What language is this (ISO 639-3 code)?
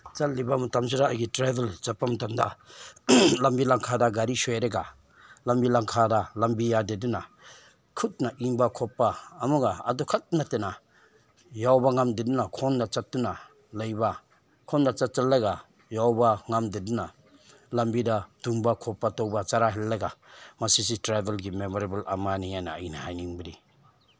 mni